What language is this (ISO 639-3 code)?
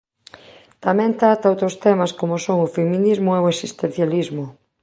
glg